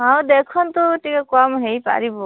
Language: Odia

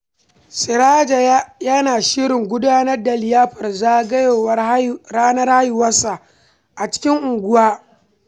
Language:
Hausa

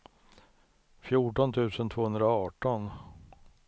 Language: Swedish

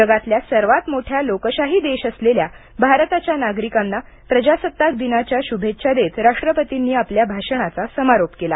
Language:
Marathi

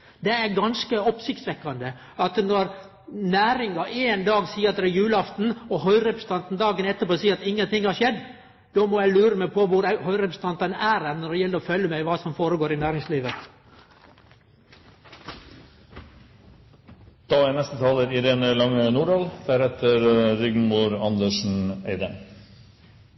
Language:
Norwegian Nynorsk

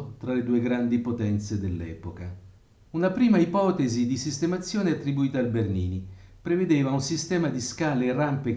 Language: Italian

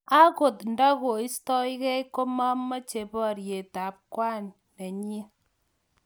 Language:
Kalenjin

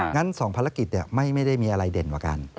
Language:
Thai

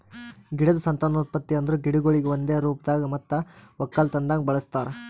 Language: Kannada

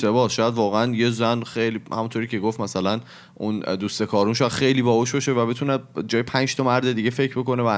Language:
Persian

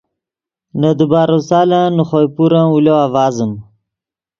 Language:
Yidgha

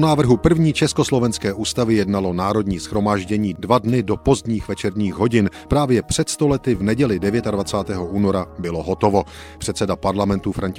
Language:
Czech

